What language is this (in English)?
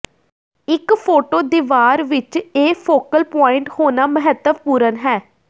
Punjabi